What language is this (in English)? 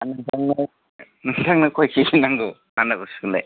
Bodo